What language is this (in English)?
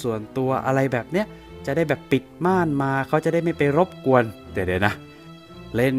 Thai